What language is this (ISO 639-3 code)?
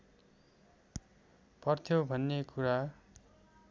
nep